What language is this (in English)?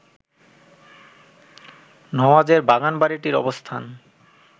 Bangla